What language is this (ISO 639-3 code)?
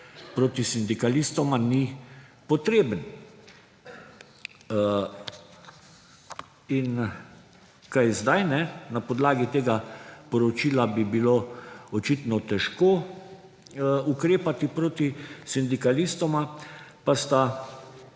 slv